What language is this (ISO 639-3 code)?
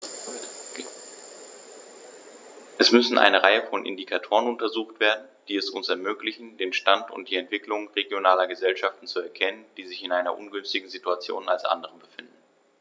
deu